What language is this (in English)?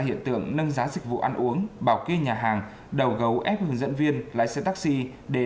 Vietnamese